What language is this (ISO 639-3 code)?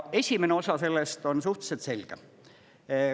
est